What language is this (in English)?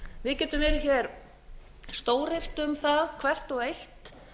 Icelandic